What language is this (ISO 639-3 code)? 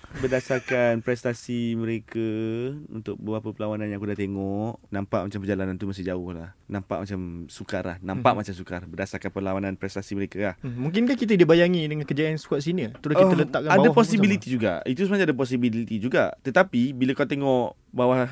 msa